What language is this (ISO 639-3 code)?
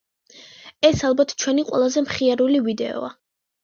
kat